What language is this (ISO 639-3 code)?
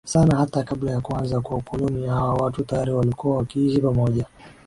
swa